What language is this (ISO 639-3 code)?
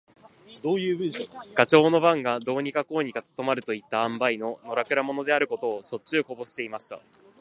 jpn